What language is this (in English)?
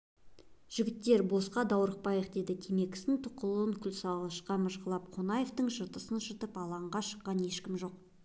Kazakh